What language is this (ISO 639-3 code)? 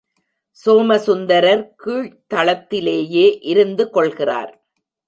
tam